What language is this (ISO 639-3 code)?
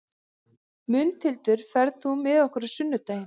isl